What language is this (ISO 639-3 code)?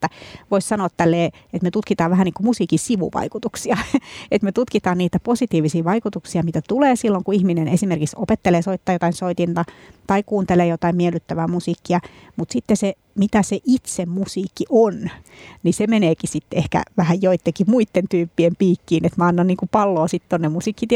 fin